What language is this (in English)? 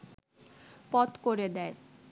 Bangla